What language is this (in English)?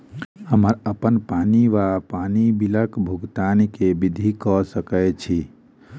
Maithili